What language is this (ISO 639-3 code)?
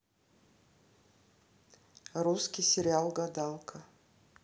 rus